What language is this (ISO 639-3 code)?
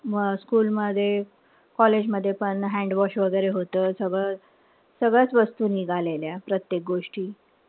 mar